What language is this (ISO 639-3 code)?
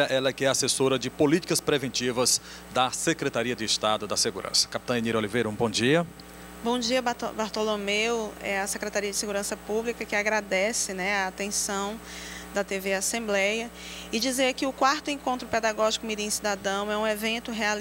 por